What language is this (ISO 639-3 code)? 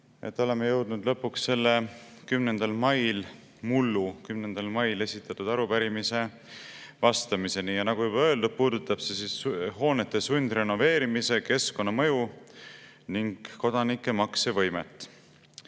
est